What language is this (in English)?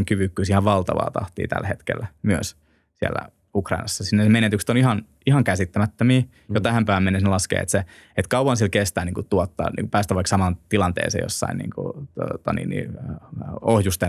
Finnish